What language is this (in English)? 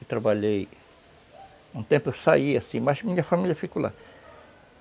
Portuguese